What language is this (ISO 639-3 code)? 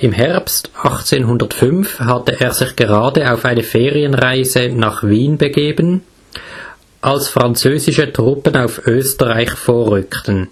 deu